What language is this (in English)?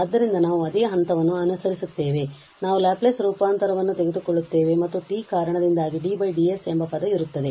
Kannada